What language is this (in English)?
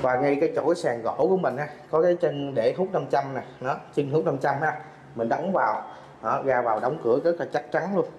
Vietnamese